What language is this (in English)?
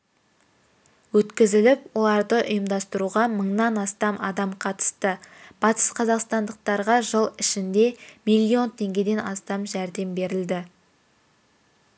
Kazakh